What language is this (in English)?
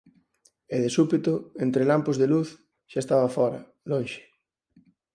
Galician